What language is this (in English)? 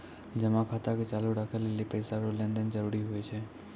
Maithili